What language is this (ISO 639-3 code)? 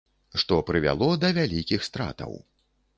bel